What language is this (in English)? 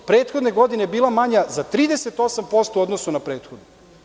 Serbian